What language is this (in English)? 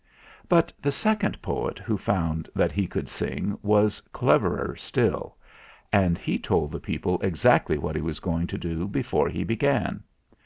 English